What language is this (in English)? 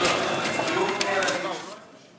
Hebrew